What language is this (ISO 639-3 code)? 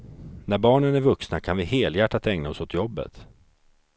swe